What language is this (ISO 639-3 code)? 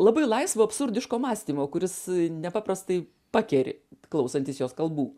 lit